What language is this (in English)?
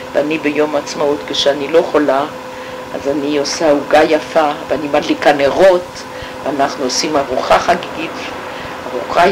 Hebrew